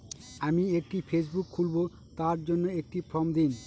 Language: Bangla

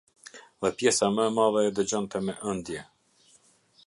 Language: Albanian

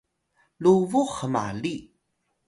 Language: Atayal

